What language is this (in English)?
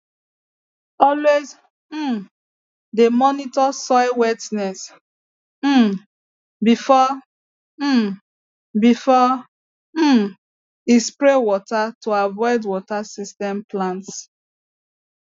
Nigerian Pidgin